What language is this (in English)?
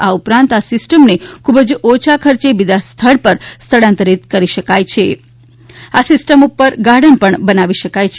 Gujarati